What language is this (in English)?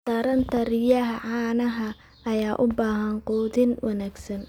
Somali